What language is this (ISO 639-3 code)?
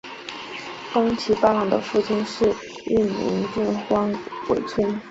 zho